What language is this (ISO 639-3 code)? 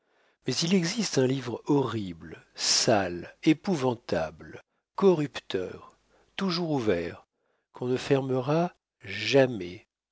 fra